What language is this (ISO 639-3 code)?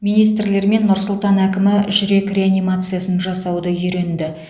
kaz